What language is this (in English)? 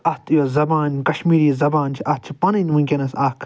Kashmiri